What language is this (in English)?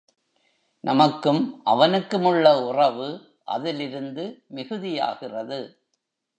Tamil